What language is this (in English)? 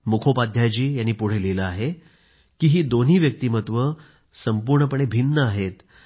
Marathi